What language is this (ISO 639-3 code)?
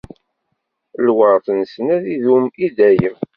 kab